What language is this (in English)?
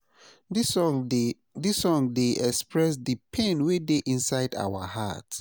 Nigerian Pidgin